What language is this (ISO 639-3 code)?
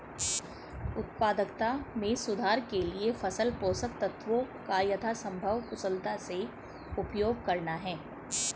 hin